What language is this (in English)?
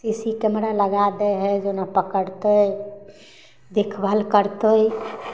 Maithili